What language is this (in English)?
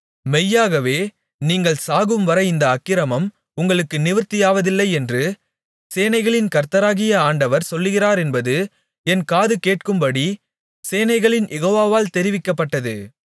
Tamil